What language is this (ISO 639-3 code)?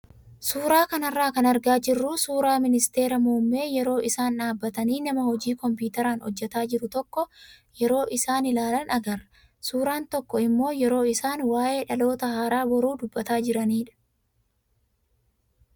orm